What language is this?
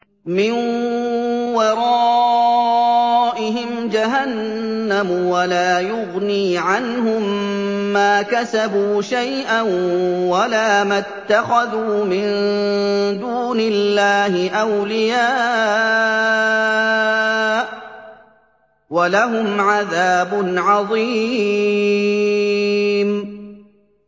Arabic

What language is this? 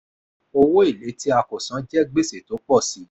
Yoruba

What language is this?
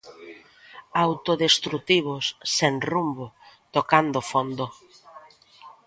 Galician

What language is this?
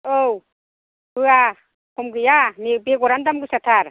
Bodo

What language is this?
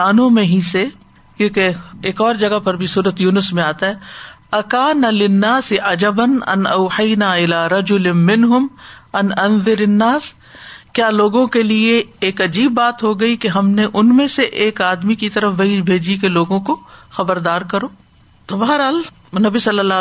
Urdu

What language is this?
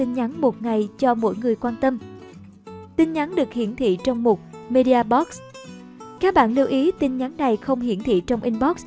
Vietnamese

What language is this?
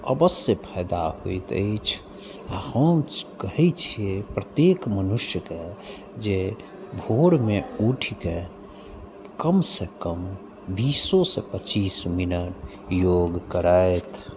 Maithili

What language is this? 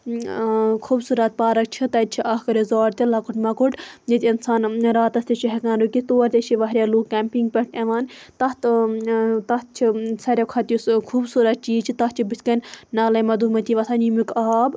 Kashmiri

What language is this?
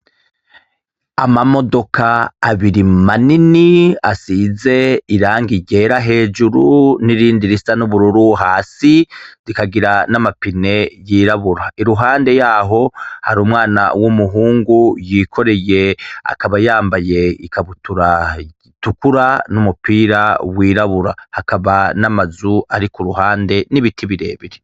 Rundi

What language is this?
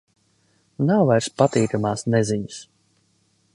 Latvian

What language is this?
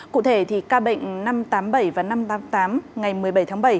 Vietnamese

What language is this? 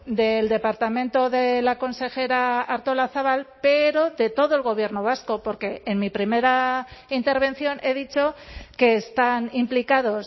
Spanish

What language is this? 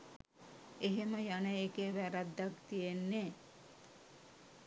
Sinhala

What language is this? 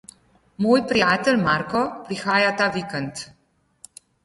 Slovenian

